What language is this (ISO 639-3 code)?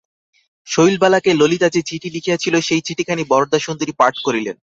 ben